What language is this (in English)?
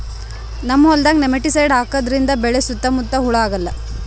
Kannada